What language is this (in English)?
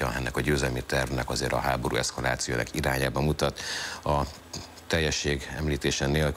Hungarian